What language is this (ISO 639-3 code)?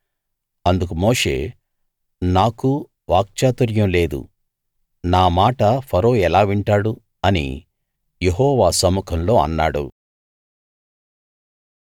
tel